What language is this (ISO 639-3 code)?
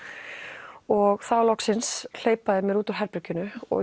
isl